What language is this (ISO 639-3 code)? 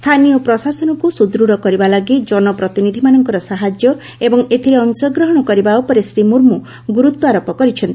ori